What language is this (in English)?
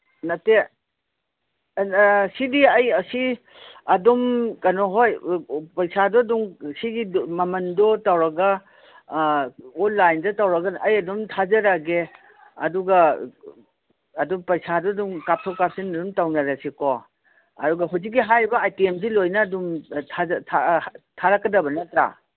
Manipuri